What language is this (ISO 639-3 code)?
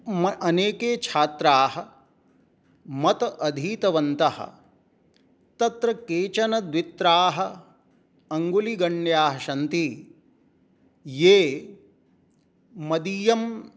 san